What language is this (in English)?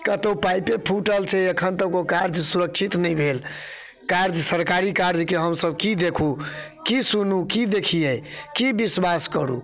Maithili